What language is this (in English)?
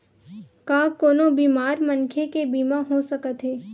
Chhattisgarhi